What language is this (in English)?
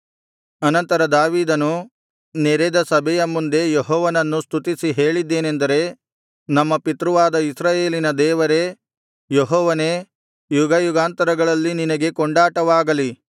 Kannada